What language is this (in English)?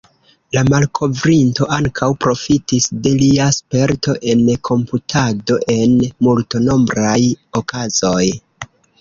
Esperanto